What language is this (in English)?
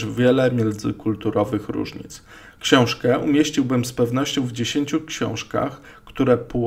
Polish